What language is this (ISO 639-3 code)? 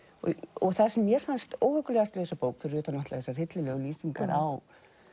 isl